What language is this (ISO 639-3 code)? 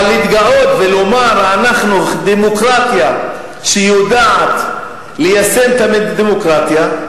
heb